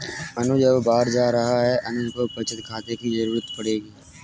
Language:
Hindi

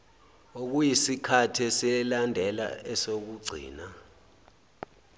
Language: Zulu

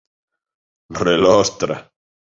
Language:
Galician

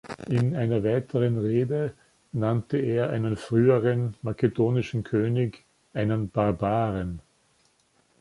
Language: German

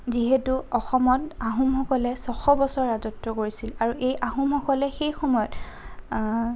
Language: Assamese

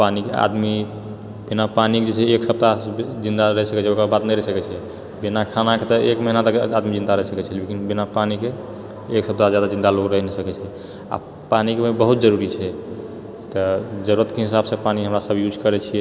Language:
Maithili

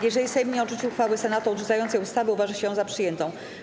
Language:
Polish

